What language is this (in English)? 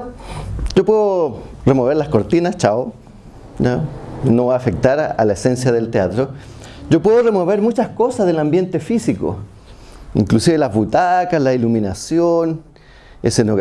Spanish